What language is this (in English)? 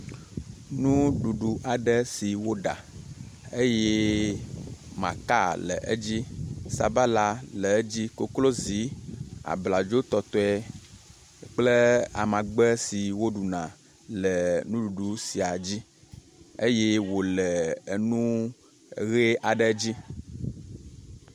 Ewe